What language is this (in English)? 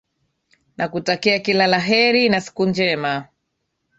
Swahili